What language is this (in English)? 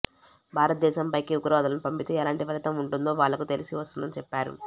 Telugu